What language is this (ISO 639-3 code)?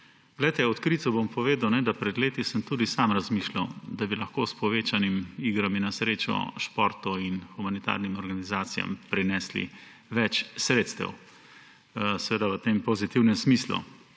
slv